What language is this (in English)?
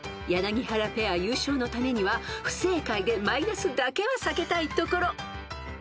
Japanese